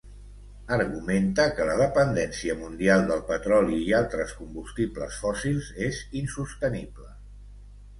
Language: Catalan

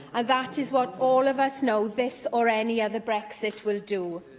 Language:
English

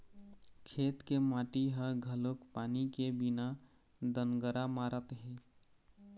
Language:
Chhattisgarhi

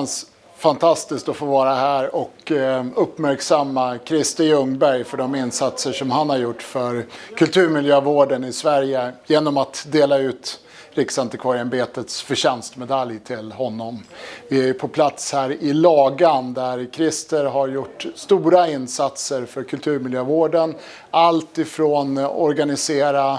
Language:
Swedish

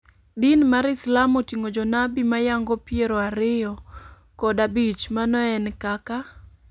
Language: Luo (Kenya and Tanzania)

